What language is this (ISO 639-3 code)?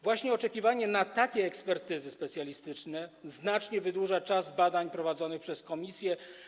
pol